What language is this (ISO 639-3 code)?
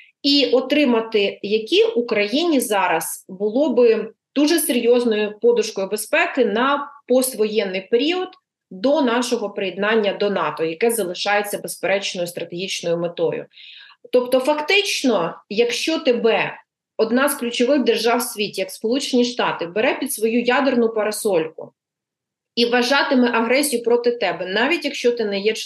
ukr